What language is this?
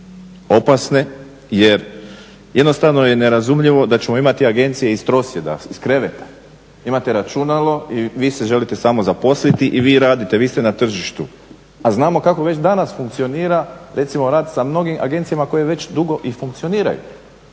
Croatian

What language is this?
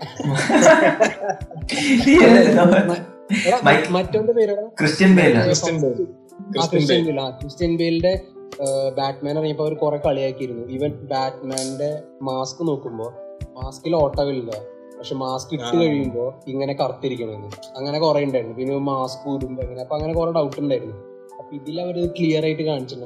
Malayalam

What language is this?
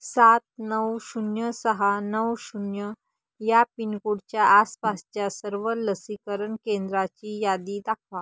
Marathi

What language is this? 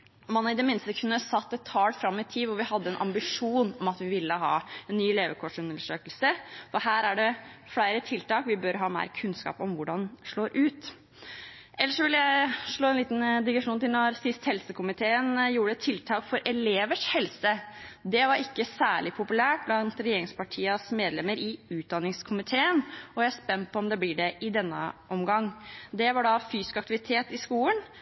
Norwegian Bokmål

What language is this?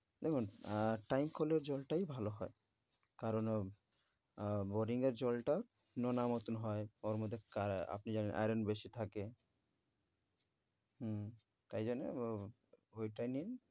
Bangla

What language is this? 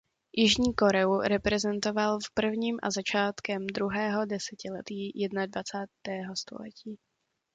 Czech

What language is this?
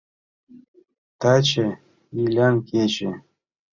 Mari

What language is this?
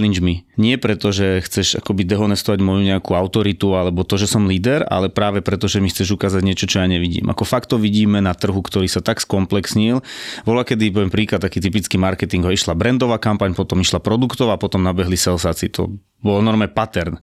Slovak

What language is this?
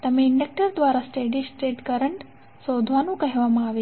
Gujarati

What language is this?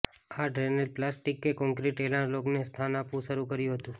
Gujarati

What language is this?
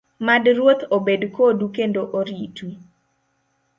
Luo (Kenya and Tanzania)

